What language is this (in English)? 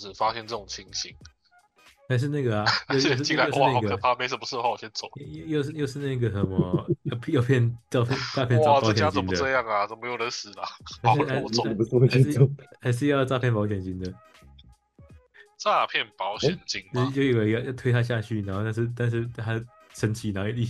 Chinese